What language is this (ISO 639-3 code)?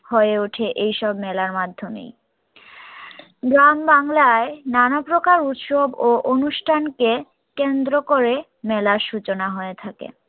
ben